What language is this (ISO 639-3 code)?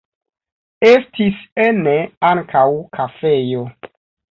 epo